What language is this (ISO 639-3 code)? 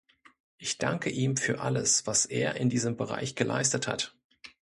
deu